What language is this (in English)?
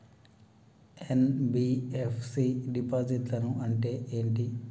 Telugu